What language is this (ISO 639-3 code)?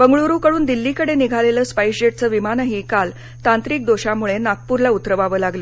mar